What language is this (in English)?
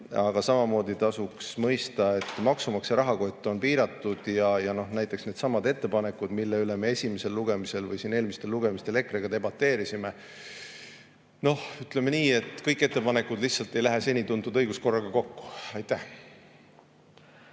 Estonian